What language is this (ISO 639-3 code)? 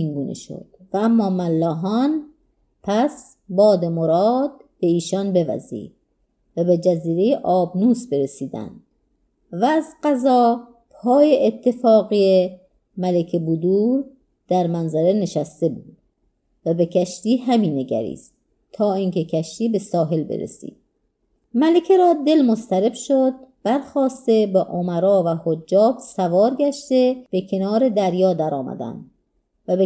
fas